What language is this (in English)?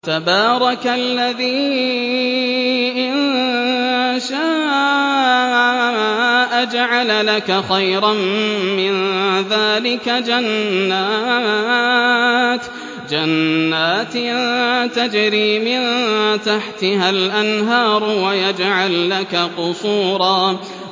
Arabic